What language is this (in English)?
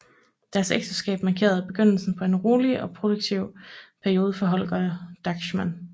Danish